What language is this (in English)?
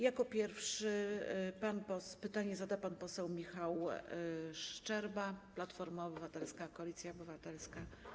Polish